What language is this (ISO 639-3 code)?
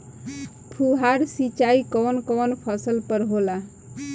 bho